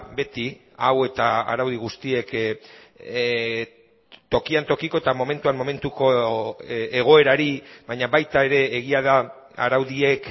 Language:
Basque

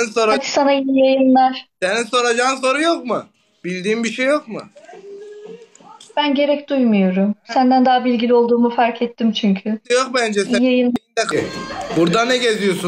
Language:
Turkish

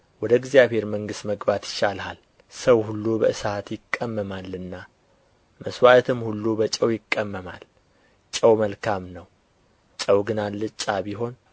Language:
Amharic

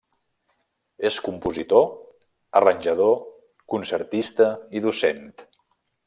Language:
Catalan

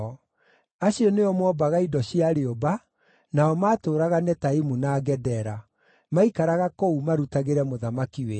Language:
Kikuyu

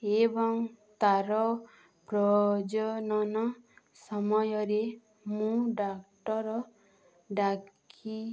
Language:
Odia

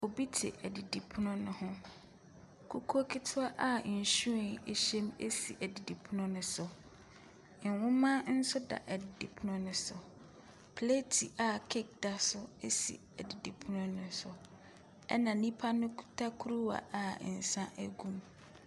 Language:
Akan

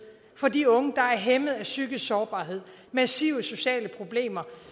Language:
Danish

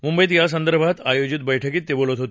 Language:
Marathi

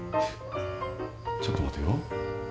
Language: Japanese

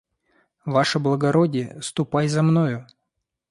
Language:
Russian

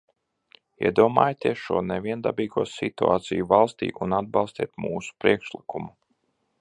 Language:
Latvian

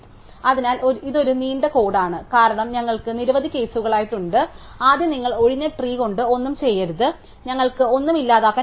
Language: Malayalam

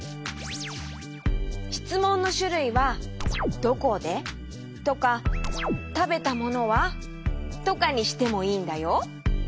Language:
Japanese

